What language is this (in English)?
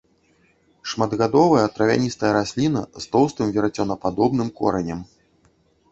Belarusian